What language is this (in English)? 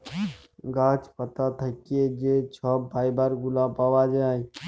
Bangla